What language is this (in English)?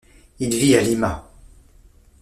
French